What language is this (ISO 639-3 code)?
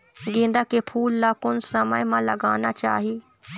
hne